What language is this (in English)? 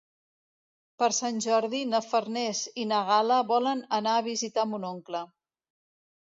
Catalan